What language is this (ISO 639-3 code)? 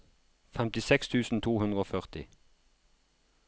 nor